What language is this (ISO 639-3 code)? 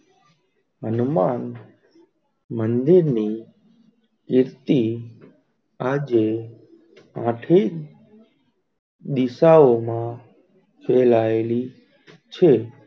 guj